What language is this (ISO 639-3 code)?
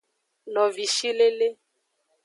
ajg